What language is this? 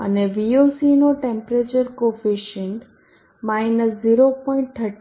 Gujarati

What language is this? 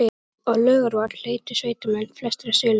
Icelandic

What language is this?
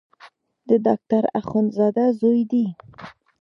Pashto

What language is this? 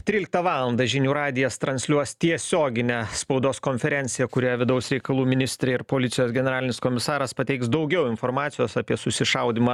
Lithuanian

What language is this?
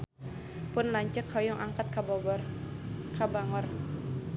Sundanese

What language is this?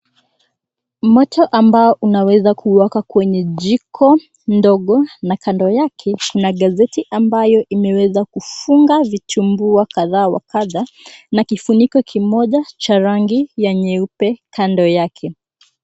Swahili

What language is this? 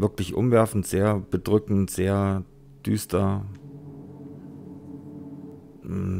German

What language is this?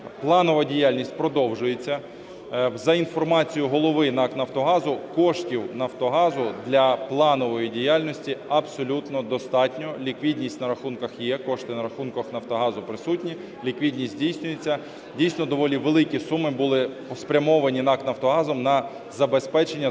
Ukrainian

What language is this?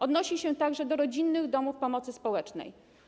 Polish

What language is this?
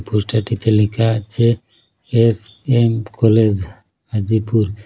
Bangla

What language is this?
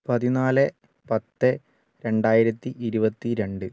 Malayalam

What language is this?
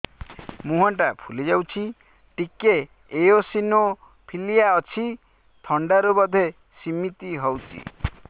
Odia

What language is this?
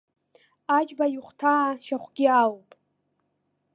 Abkhazian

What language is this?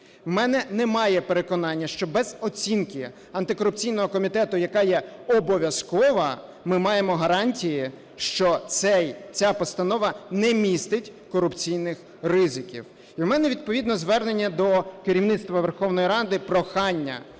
Ukrainian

